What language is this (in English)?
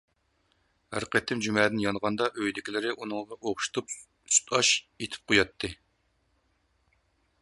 Uyghur